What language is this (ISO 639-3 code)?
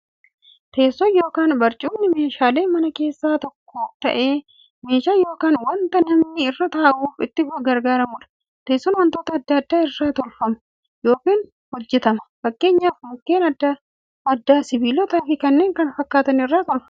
orm